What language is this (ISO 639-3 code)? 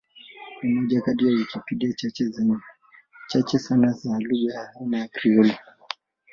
swa